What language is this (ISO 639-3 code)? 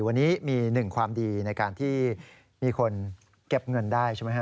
tha